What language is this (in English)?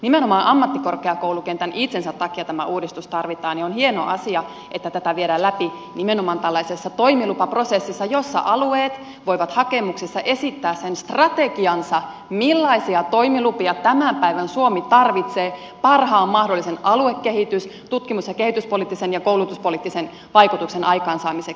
Finnish